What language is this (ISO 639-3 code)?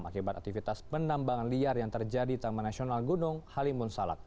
ind